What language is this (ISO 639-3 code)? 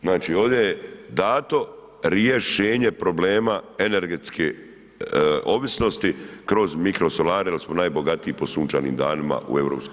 hrv